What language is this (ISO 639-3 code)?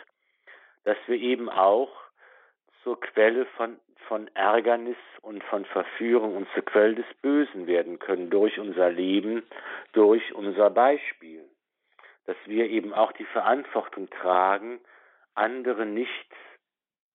deu